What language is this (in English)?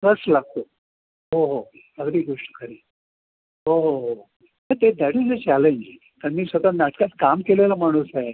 Marathi